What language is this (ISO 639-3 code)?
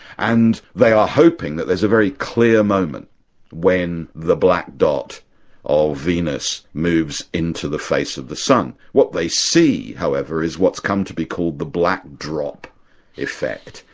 eng